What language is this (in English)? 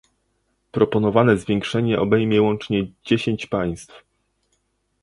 Polish